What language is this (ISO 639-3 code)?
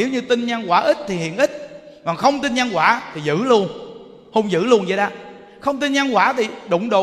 vie